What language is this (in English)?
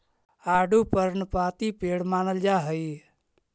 Magahi